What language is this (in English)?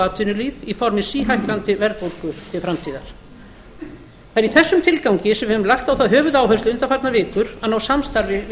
Icelandic